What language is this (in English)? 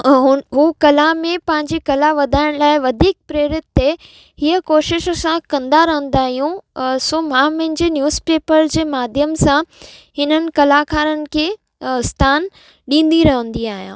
Sindhi